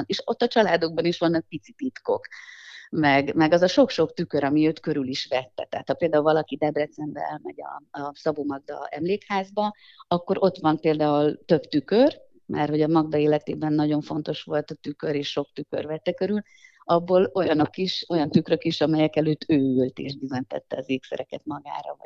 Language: Hungarian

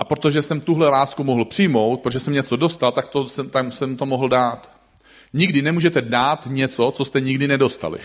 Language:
Czech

